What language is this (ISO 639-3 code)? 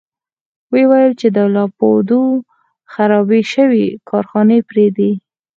pus